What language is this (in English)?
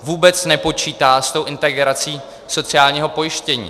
Czech